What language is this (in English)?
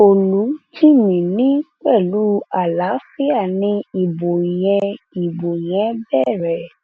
Yoruba